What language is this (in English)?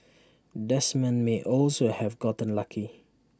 English